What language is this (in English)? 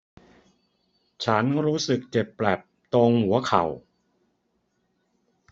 Thai